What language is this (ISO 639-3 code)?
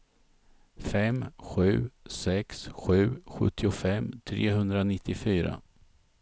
swe